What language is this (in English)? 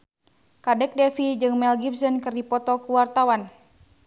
Sundanese